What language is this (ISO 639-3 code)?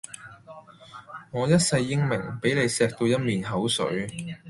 yue